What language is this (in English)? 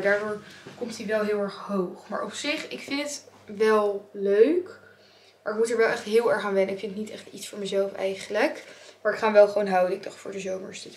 Dutch